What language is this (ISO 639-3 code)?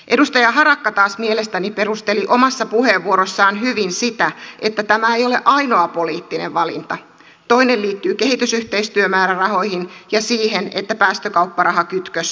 fin